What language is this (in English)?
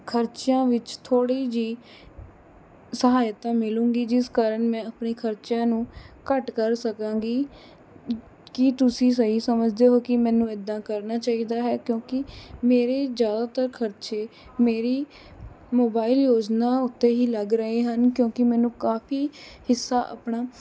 Punjabi